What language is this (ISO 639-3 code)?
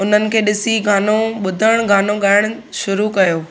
snd